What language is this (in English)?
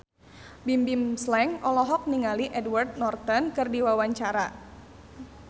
Sundanese